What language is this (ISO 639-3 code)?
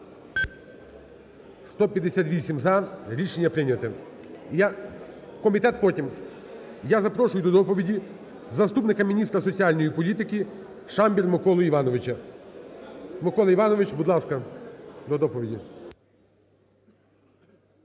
ukr